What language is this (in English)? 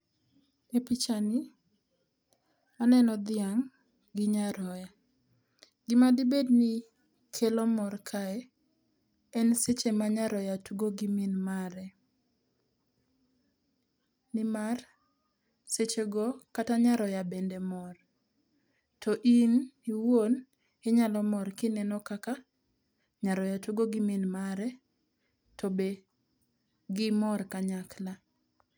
Luo (Kenya and Tanzania)